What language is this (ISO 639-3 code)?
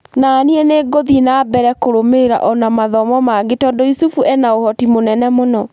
kik